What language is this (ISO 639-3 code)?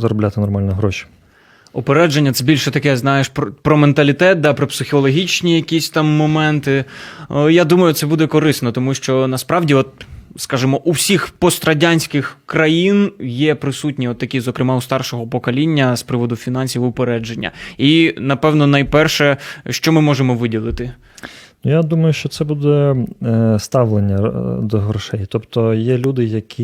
ukr